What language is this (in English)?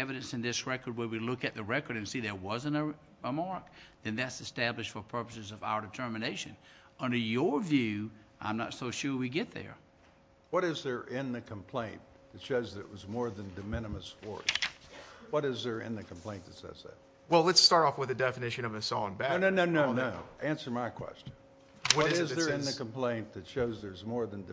English